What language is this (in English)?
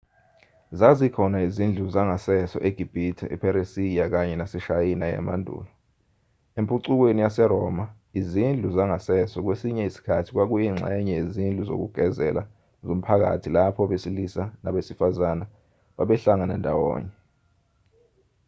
Zulu